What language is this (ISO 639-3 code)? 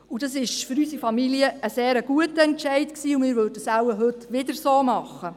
gsw